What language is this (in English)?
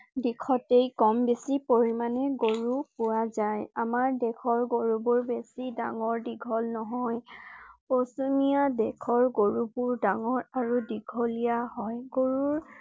Assamese